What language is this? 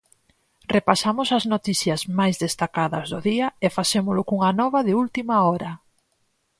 Galician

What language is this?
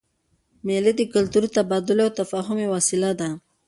Pashto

